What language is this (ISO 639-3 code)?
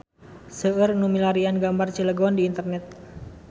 sun